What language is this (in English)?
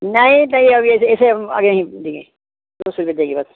Hindi